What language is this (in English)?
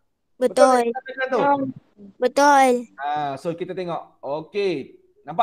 Malay